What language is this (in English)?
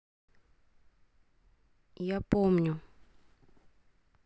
Russian